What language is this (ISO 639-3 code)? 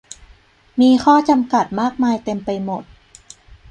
tha